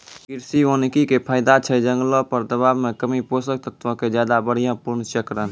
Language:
Maithili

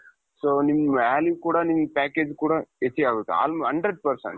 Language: Kannada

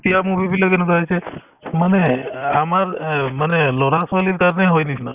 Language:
Assamese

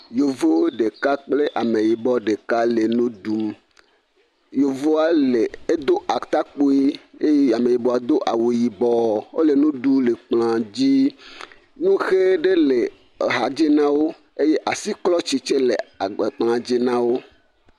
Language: Ewe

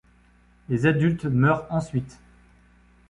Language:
French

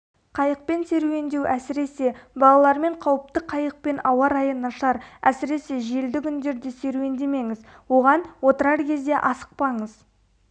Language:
Kazakh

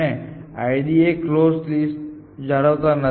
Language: Gujarati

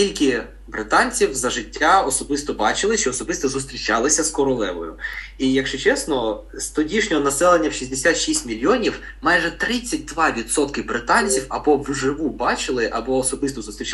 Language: Ukrainian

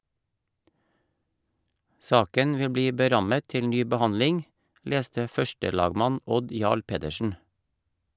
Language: Norwegian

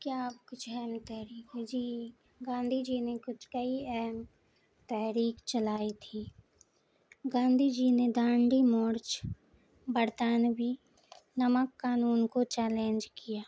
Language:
Urdu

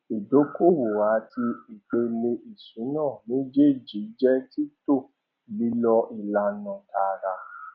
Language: Yoruba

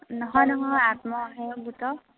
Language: Assamese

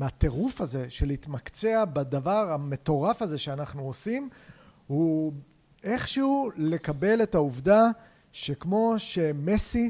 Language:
Hebrew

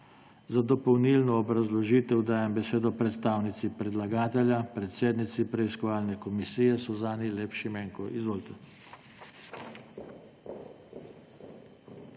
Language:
Slovenian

